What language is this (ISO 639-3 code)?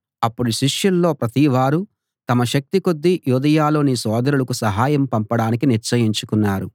tel